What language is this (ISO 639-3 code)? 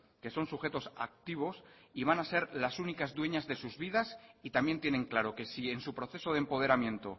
spa